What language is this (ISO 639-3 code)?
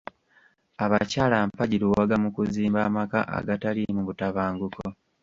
lug